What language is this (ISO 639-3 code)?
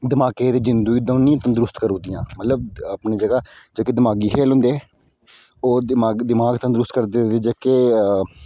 doi